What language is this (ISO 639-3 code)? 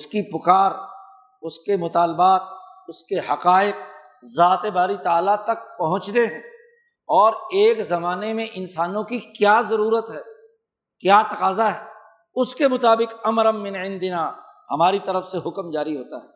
urd